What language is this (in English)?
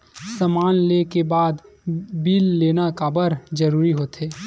Chhattisgarhi